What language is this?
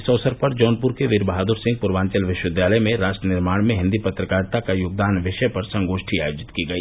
Hindi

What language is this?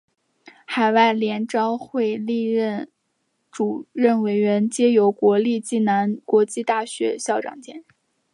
Chinese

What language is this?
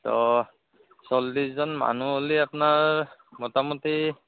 Assamese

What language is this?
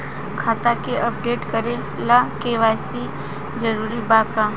Bhojpuri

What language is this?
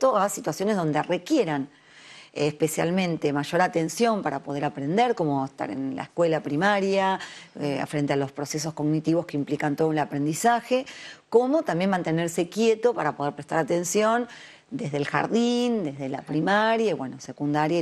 Spanish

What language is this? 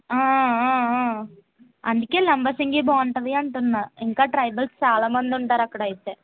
Telugu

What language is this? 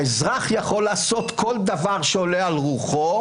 Hebrew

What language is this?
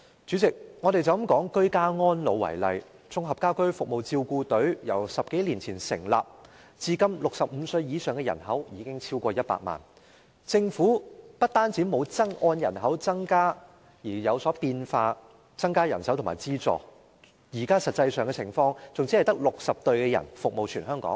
Cantonese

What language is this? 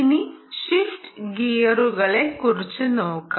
Malayalam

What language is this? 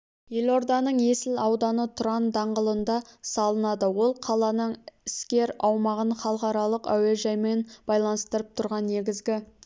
Kazakh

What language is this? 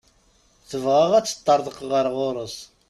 Kabyle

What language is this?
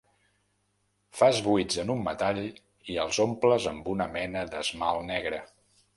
Catalan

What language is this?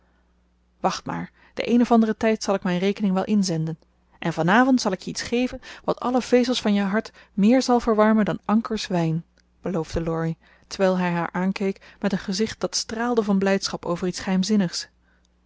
Dutch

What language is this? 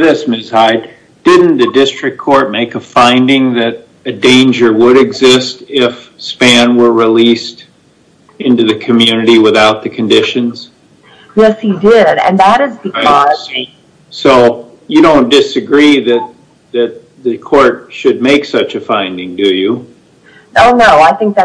English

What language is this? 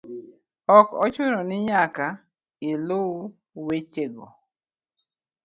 Luo (Kenya and Tanzania)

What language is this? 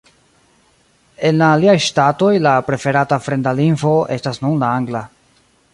Esperanto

